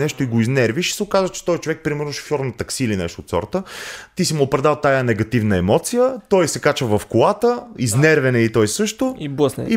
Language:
Bulgarian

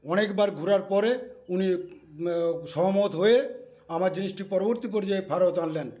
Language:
Bangla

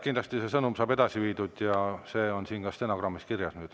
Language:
Estonian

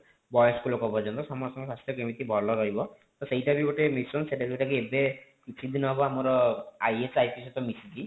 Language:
Odia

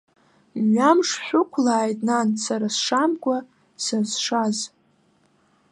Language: Abkhazian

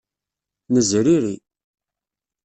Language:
Kabyle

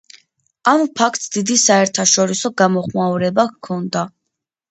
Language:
Georgian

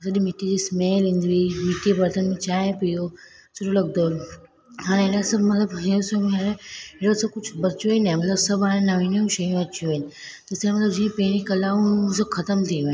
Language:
Sindhi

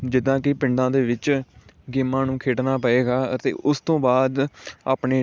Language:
Punjabi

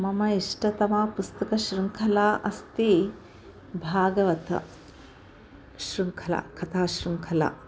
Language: Sanskrit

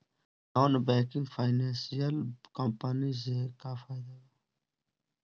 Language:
Bhojpuri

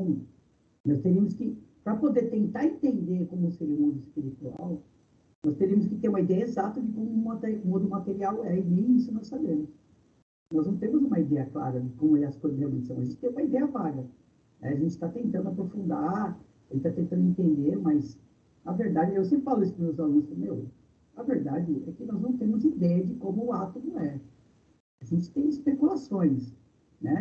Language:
Portuguese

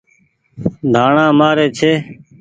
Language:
Goaria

